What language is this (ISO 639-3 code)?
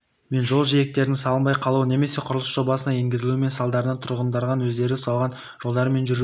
kaz